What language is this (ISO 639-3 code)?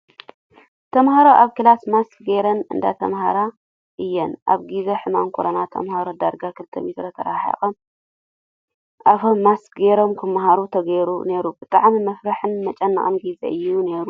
tir